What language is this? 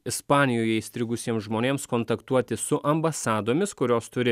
Lithuanian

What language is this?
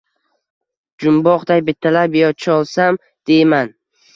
Uzbek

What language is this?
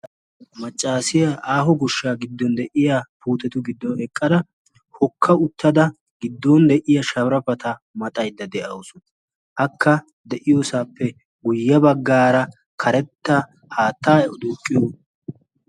Wolaytta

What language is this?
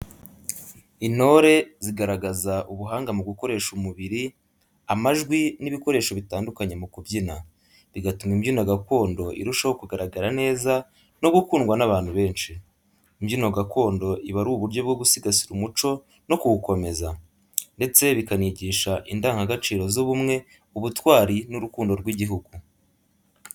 Kinyarwanda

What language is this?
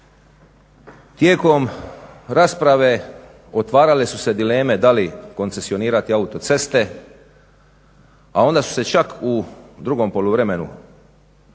Croatian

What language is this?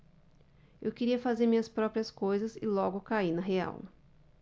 Portuguese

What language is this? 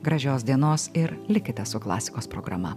Lithuanian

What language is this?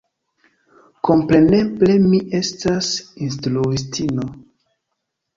Esperanto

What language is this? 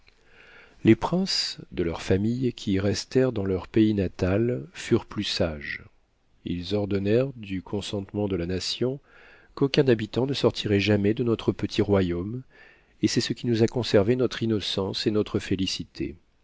French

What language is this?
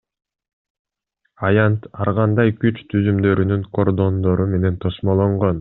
Kyrgyz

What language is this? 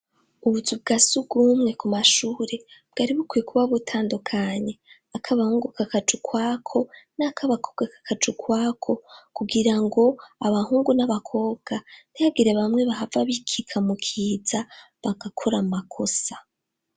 Rundi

